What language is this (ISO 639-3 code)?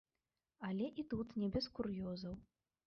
bel